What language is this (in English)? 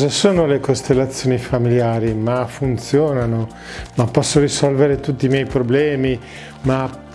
Italian